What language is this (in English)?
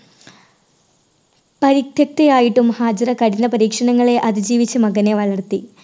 Malayalam